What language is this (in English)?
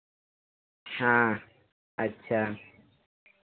Hindi